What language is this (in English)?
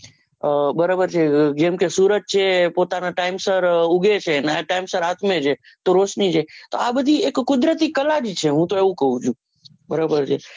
Gujarati